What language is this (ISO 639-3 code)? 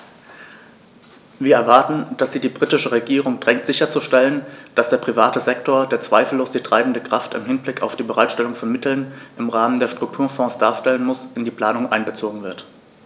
deu